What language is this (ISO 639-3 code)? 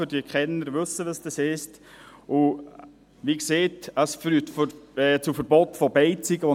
gsw